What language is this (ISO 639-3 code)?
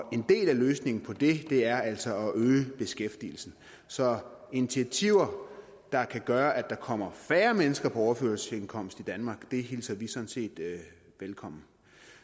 dan